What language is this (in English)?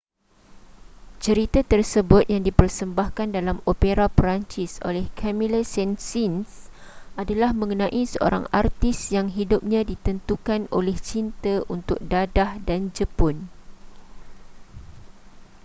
Malay